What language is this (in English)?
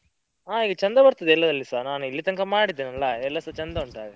Kannada